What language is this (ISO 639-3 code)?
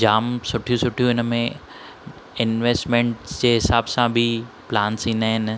snd